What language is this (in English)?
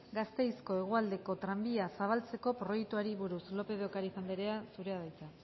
Basque